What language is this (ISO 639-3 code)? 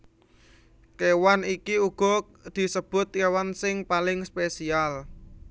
jav